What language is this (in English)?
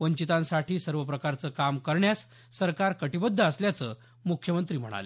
Marathi